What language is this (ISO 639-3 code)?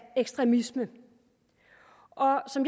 dan